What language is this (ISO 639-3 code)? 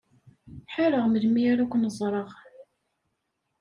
kab